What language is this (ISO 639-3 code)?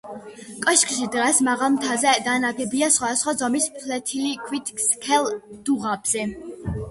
kat